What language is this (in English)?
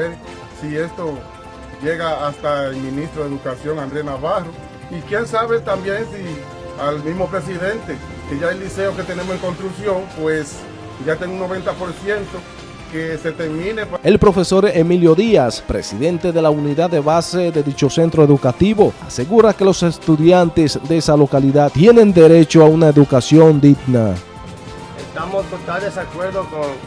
Spanish